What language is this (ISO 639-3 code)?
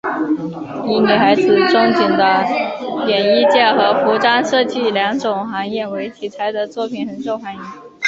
zho